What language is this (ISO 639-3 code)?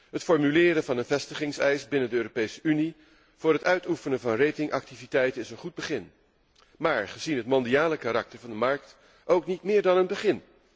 nld